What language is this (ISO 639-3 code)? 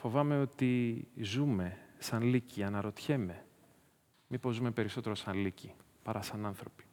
ell